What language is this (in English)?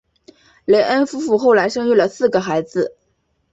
Chinese